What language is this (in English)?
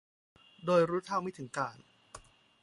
Thai